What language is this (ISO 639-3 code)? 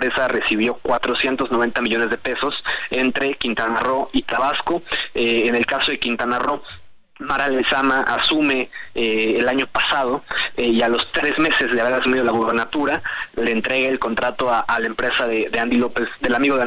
spa